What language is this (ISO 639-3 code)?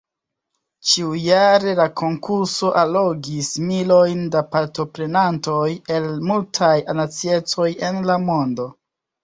epo